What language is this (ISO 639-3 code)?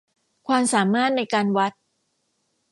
tha